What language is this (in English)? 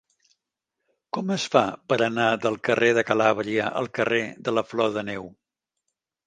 Catalan